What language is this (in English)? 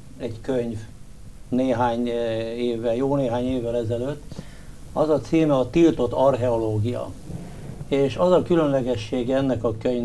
Hungarian